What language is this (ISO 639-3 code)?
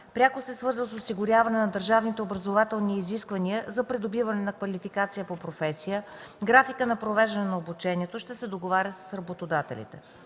bul